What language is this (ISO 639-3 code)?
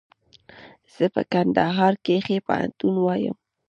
pus